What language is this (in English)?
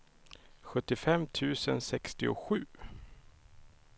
Swedish